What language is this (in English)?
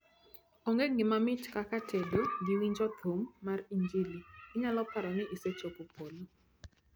Luo (Kenya and Tanzania)